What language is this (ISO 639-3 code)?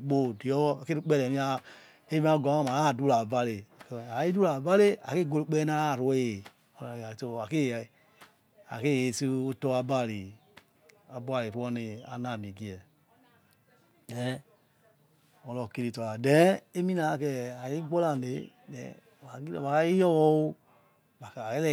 ets